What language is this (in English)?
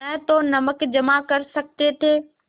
Hindi